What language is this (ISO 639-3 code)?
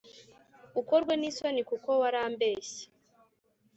kin